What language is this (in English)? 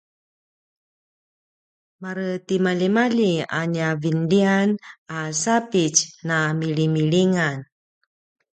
Paiwan